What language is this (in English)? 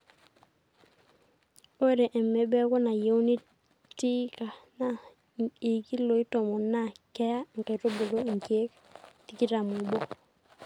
Masai